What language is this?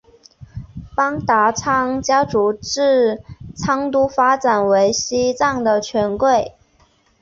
Chinese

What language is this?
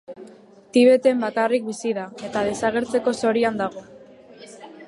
Basque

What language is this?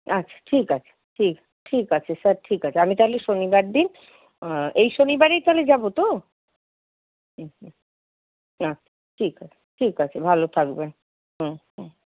Bangla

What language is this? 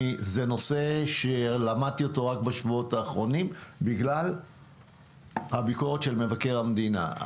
Hebrew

